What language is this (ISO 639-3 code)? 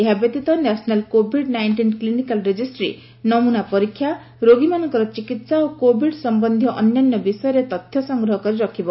ori